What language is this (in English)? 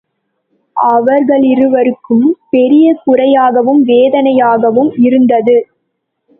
Tamil